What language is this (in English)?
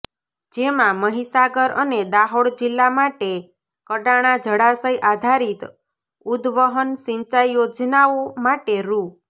Gujarati